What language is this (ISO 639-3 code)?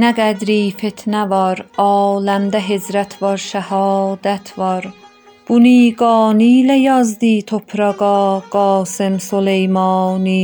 fas